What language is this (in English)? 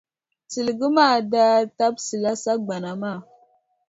Dagbani